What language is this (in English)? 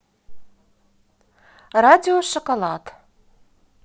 Russian